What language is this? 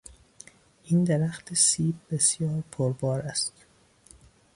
Persian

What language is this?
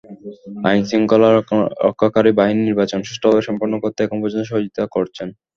Bangla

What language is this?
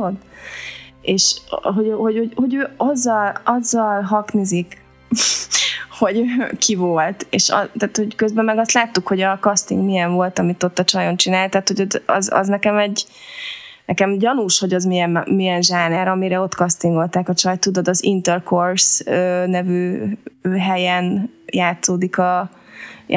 Hungarian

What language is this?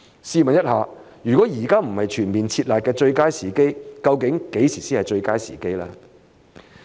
Cantonese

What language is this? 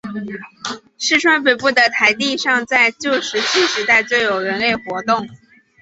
Chinese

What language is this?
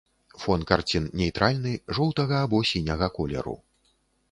Belarusian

